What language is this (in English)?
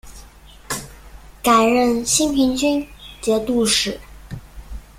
Chinese